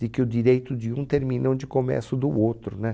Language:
Portuguese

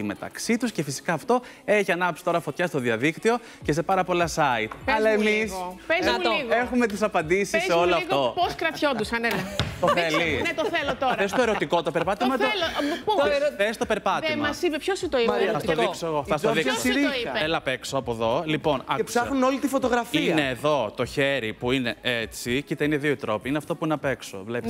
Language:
Greek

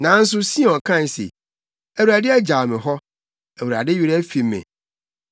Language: Akan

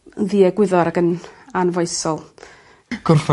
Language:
Welsh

